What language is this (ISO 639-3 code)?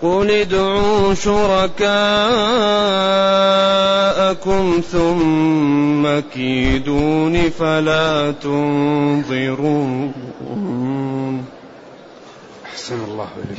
ara